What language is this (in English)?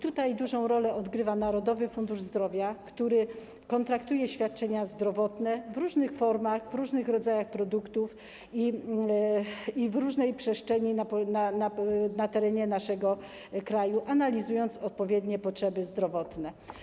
Polish